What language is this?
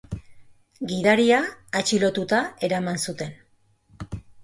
Basque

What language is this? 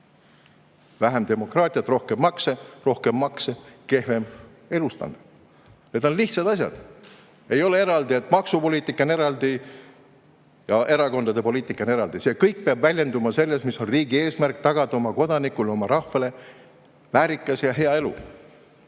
Estonian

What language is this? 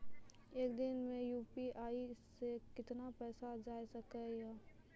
Maithili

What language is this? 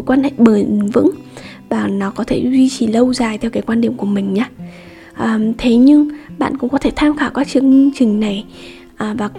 Vietnamese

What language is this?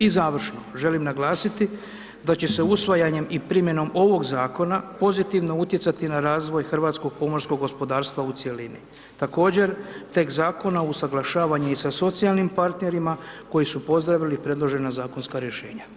Croatian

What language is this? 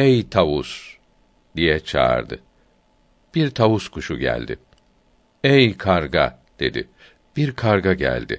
Turkish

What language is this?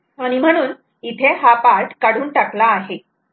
Marathi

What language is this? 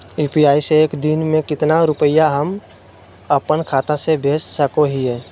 Magahi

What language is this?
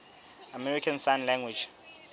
Southern Sotho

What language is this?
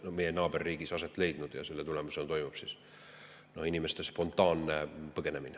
Estonian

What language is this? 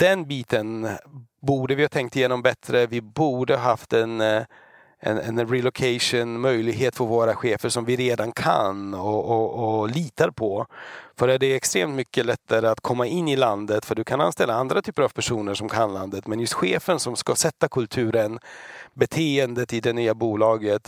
Swedish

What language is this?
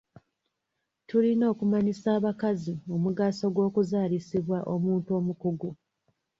Ganda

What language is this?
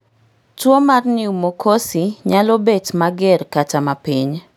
Luo (Kenya and Tanzania)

